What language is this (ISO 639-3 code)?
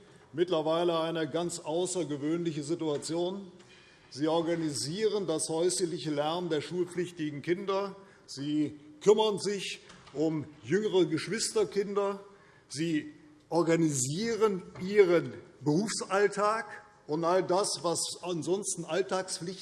deu